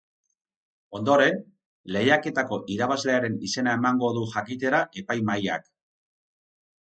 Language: Basque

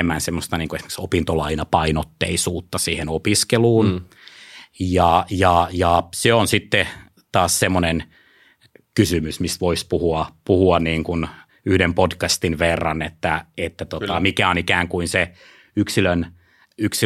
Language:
Finnish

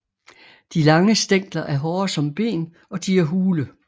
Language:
Danish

